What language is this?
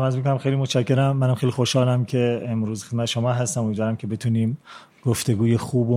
Persian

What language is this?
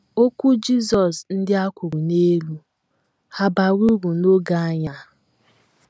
Igbo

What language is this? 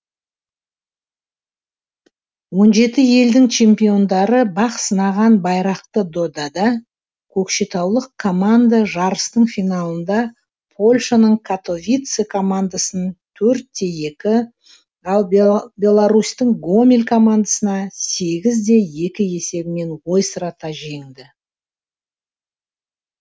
Kazakh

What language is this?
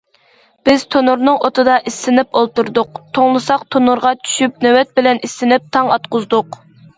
Uyghur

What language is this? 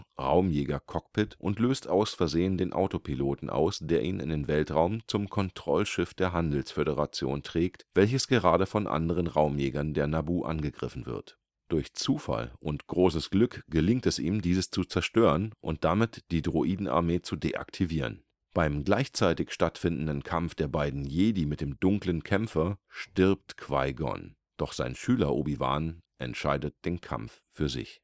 German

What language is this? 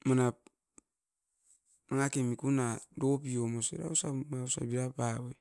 Askopan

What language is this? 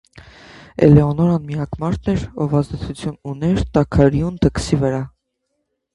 Armenian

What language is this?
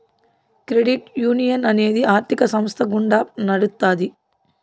Telugu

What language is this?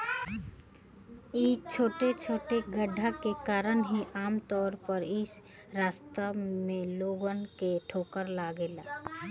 Bhojpuri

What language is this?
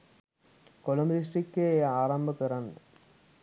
Sinhala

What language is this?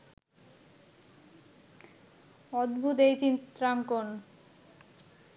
Bangla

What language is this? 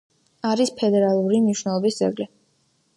Georgian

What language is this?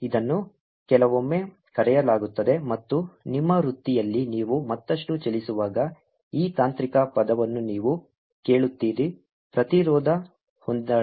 Kannada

